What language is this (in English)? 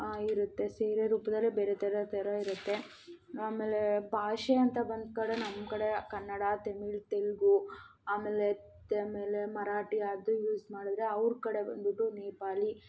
Kannada